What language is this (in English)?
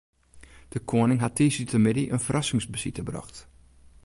Western Frisian